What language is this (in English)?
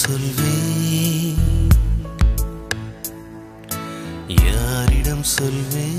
Tamil